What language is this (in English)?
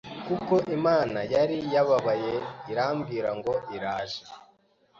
Kinyarwanda